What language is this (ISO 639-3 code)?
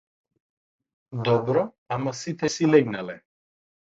mkd